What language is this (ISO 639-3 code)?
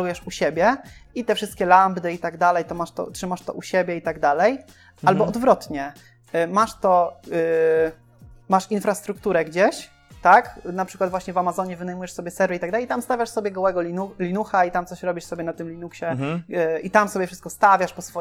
pol